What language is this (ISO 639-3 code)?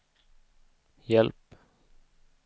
swe